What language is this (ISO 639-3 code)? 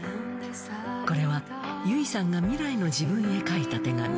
jpn